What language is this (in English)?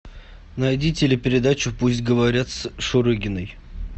Russian